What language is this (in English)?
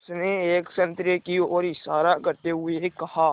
Hindi